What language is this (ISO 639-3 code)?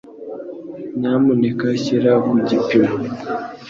kin